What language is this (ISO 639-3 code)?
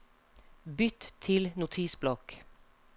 nor